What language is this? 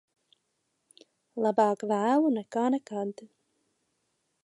Latvian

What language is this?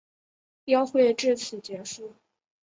Chinese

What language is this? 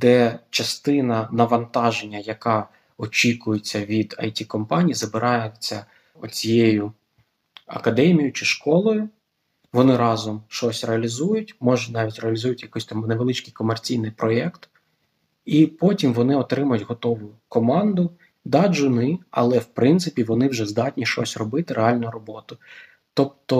Ukrainian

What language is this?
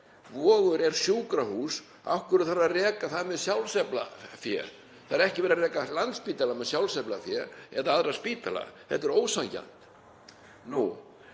Icelandic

